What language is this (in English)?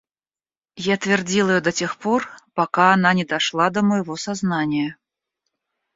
Russian